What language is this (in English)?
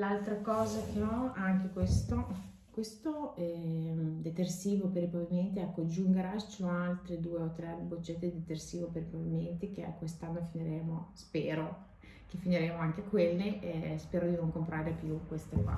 Italian